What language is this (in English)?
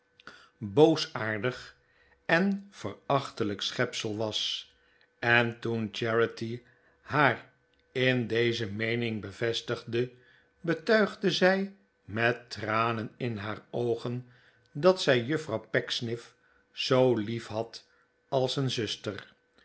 Dutch